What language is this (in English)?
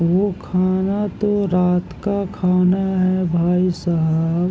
Urdu